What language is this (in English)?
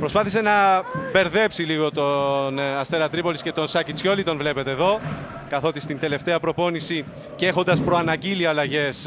Greek